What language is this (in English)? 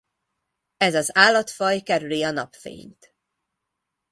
Hungarian